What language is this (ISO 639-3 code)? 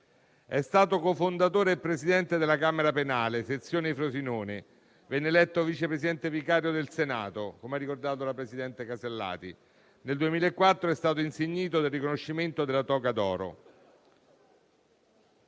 ita